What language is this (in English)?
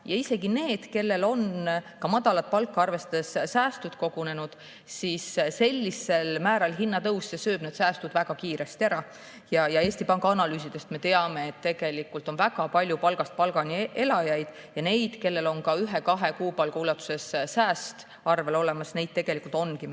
Estonian